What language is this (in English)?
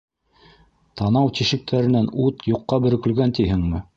Bashkir